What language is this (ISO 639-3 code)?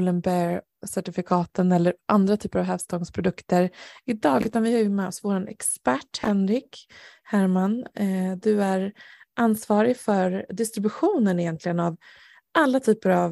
swe